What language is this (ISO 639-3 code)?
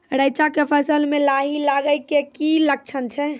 mai